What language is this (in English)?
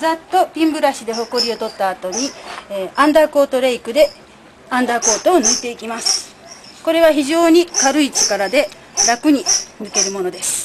Japanese